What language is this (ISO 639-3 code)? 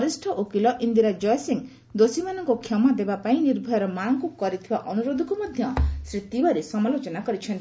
ori